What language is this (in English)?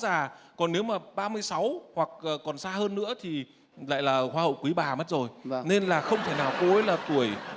Vietnamese